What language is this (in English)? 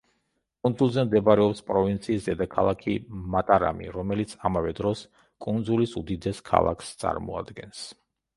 Georgian